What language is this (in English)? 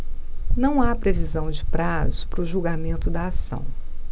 Portuguese